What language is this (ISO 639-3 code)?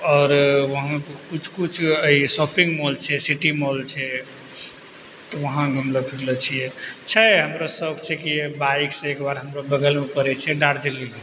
mai